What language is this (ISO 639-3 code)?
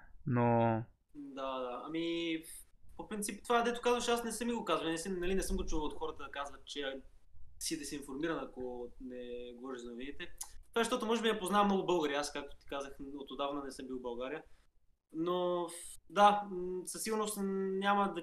bul